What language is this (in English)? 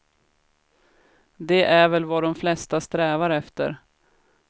Swedish